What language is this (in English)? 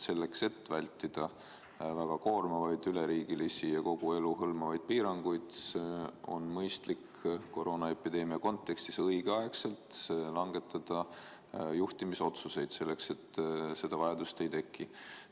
Estonian